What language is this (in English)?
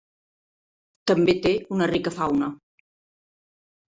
Catalan